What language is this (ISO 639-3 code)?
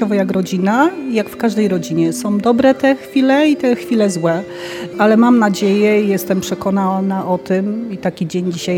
pol